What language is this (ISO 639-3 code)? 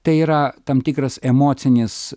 lit